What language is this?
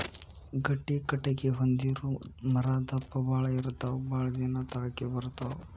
Kannada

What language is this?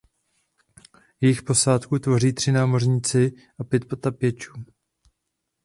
Czech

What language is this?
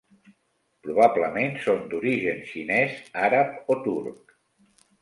Catalan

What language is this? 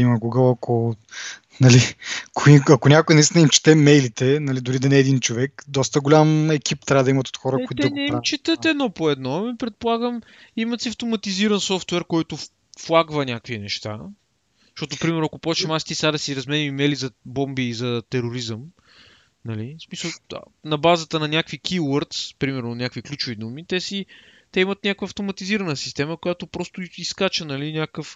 Bulgarian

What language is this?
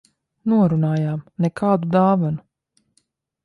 Latvian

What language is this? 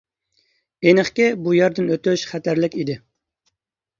Uyghur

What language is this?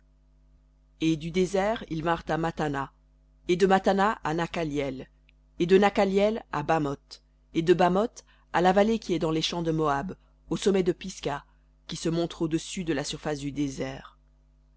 French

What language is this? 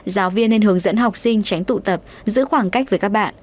Vietnamese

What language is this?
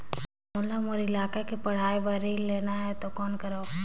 Chhattisgarhi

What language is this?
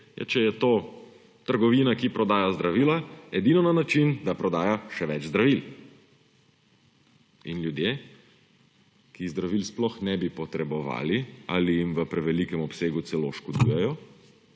Slovenian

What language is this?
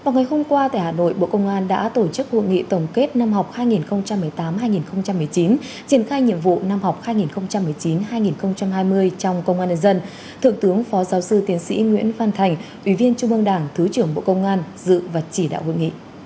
Vietnamese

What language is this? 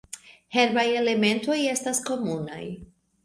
Esperanto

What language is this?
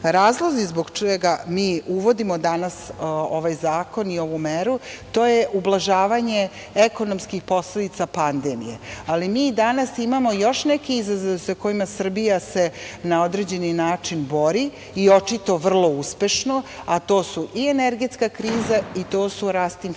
Serbian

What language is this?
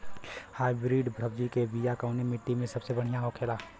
Bhojpuri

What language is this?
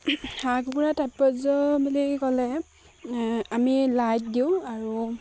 Assamese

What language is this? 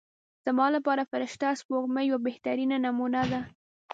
Pashto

